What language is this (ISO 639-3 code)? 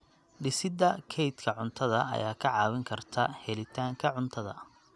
som